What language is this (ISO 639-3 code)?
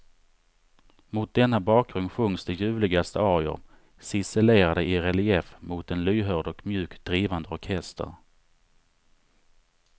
swe